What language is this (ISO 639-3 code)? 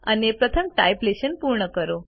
guj